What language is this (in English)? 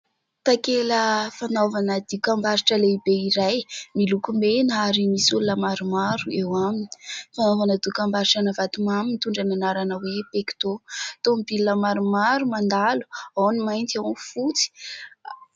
Malagasy